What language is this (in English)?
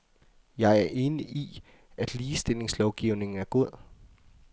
Danish